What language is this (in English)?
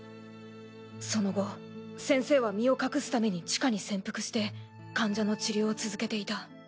Japanese